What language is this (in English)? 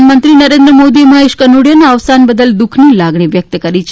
Gujarati